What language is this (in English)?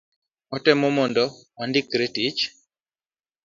Luo (Kenya and Tanzania)